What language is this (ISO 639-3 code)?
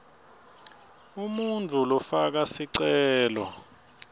ssw